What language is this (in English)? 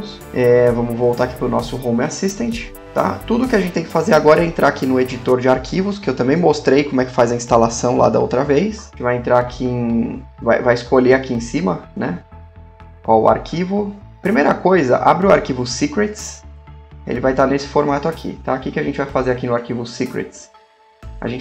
Portuguese